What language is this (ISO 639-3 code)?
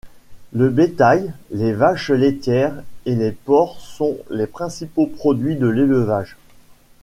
fra